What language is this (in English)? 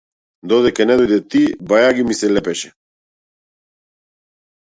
Macedonian